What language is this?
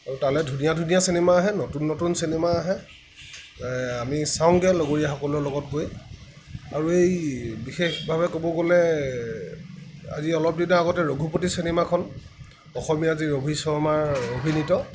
Assamese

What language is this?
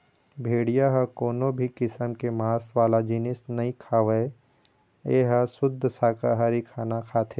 Chhattisgarhi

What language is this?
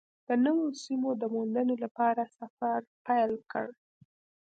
Pashto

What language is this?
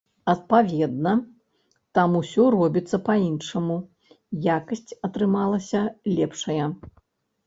Belarusian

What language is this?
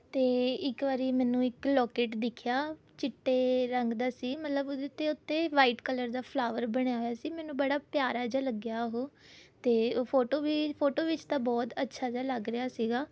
Punjabi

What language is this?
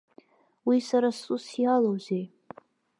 Abkhazian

